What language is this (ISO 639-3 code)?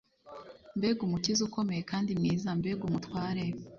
kin